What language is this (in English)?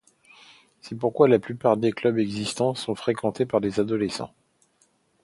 French